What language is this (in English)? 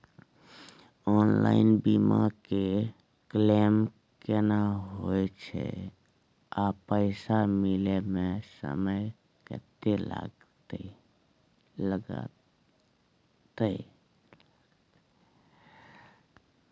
Maithili